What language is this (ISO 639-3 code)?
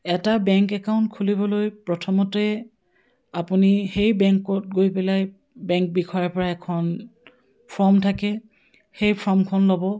asm